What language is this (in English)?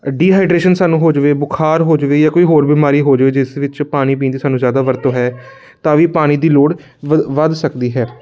Punjabi